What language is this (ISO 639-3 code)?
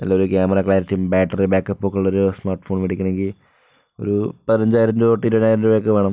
mal